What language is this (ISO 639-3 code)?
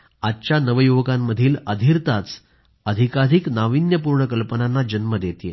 mar